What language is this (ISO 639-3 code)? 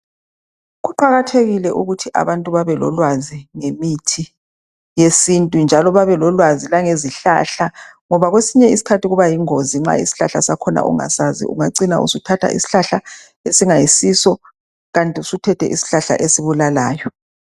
nde